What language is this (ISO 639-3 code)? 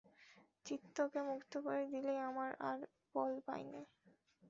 ben